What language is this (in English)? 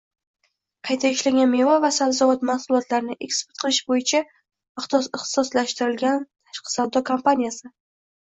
Uzbek